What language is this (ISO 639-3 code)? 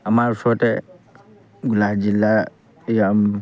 asm